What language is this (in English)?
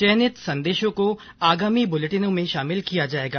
Hindi